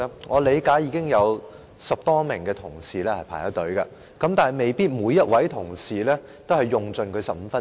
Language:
Cantonese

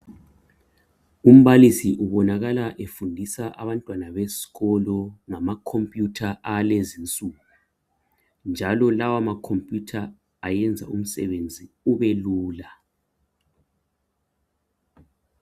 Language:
North Ndebele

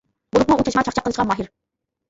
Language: Uyghur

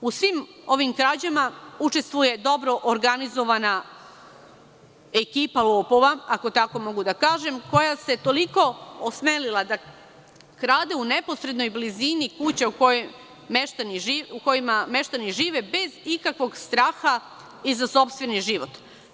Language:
Serbian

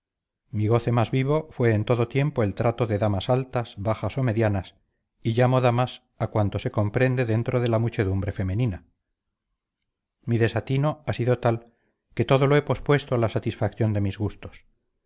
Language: Spanish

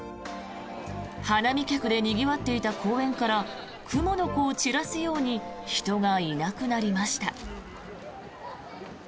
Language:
Japanese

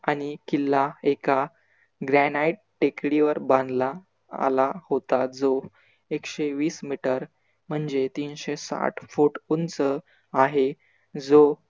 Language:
Marathi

